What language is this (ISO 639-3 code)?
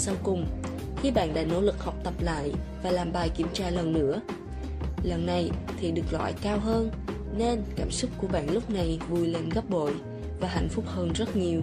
vie